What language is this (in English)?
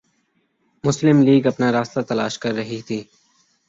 Urdu